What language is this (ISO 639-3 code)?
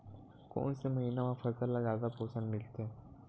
hne